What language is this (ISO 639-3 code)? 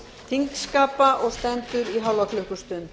isl